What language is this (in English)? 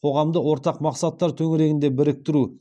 Kazakh